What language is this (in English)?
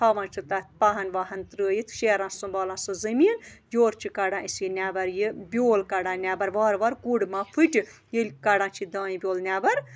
Kashmiri